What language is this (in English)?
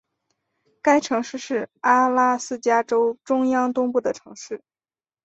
Chinese